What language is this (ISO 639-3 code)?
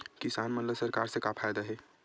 hne